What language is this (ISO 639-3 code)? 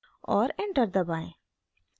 hin